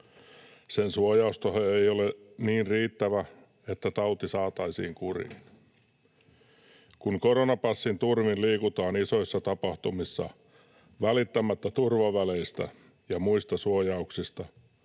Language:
Finnish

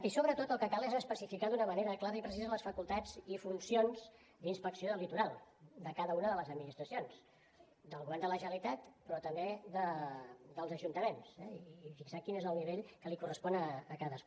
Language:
Catalan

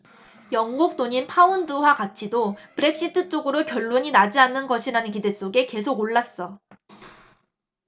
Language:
Korean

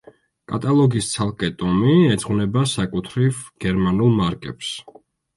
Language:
Georgian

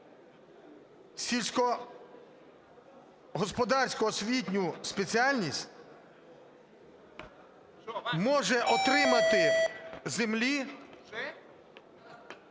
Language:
Ukrainian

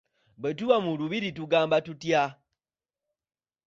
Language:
Ganda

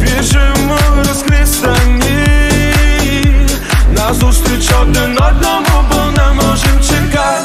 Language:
Ukrainian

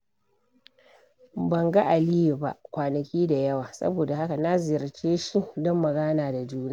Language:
Hausa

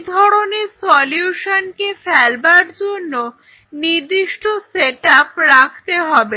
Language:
Bangla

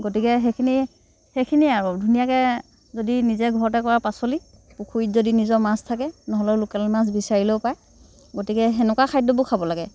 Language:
Assamese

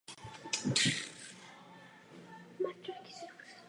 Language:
Czech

